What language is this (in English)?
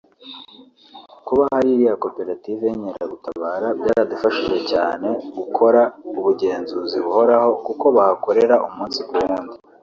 Kinyarwanda